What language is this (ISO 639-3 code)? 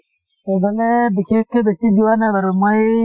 asm